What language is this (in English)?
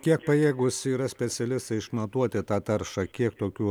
Lithuanian